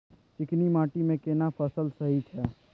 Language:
Maithili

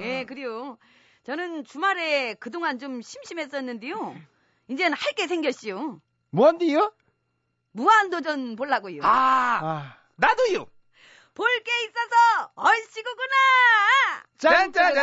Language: Korean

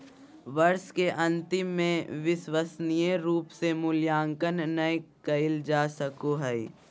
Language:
Magahi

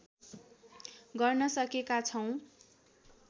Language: Nepali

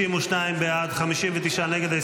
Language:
Hebrew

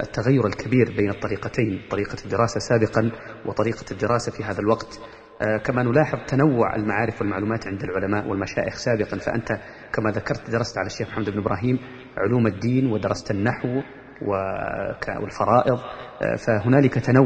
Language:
Arabic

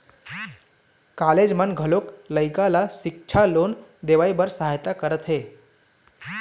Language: Chhattisgarhi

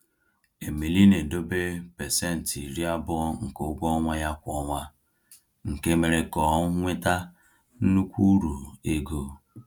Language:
Igbo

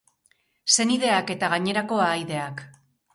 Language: Basque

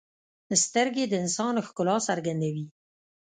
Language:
Pashto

